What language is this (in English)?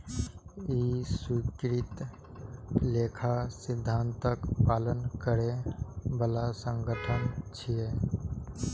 Maithili